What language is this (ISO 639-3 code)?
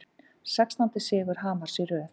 isl